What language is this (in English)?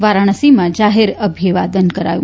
Gujarati